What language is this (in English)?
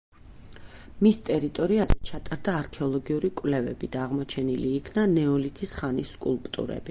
Georgian